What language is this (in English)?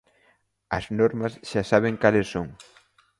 Galician